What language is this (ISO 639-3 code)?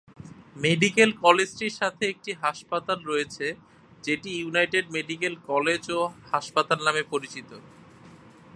ben